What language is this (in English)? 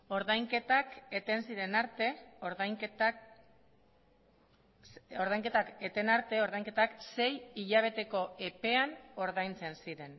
Basque